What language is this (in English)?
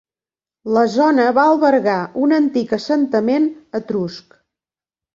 Catalan